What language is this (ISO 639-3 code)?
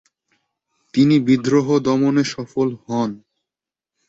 ben